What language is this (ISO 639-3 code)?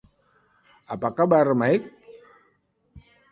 ind